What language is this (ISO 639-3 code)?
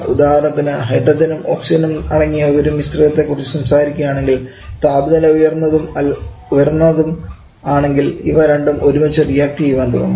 mal